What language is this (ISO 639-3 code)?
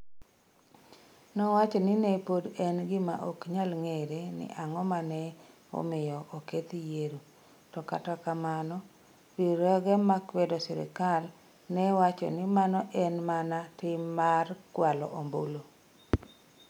luo